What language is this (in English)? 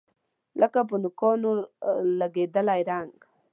Pashto